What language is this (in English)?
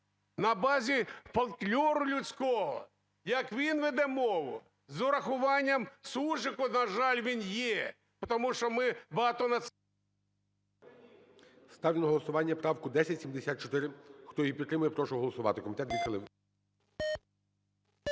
Ukrainian